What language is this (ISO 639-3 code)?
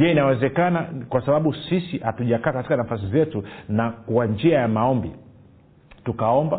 swa